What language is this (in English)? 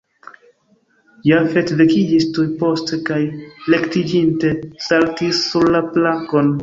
Esperanto